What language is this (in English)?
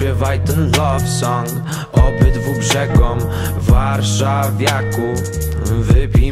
Polish